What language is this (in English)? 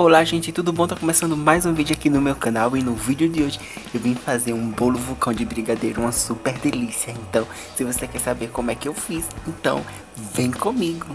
Portuguese